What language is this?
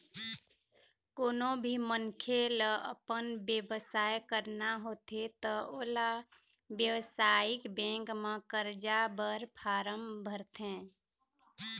Chhattisgarhi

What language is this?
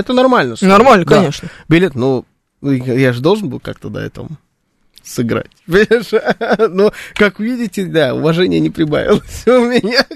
Russian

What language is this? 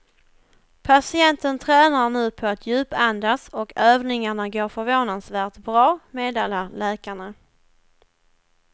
Swedish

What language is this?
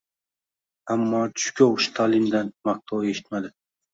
Uzbek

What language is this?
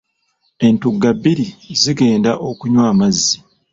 Ganda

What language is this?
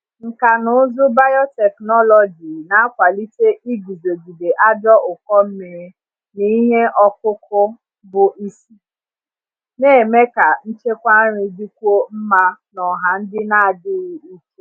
Igbo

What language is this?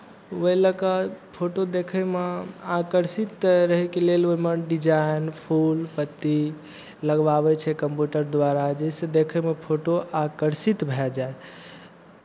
Maithili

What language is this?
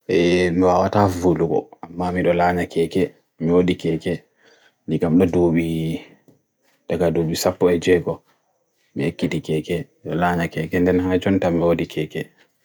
Bagirmi Fulfulde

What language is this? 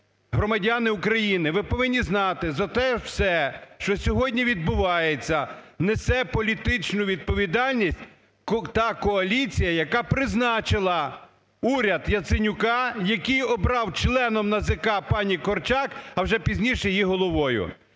Ukrainian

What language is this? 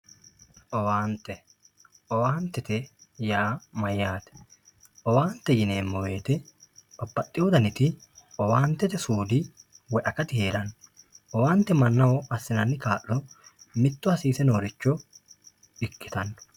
Sidamo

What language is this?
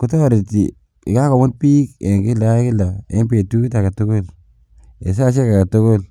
Kalenjin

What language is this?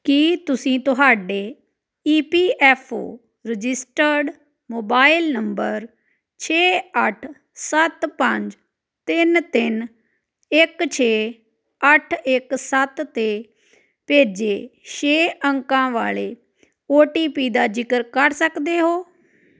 Punjabi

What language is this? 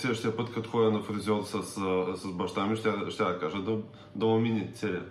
Bulgarian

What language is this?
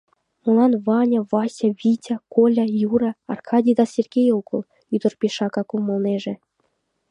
Mari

